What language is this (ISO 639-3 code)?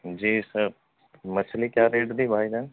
urd